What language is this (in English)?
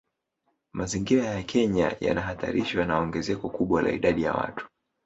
Swahili